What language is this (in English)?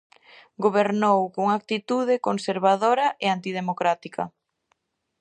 Galician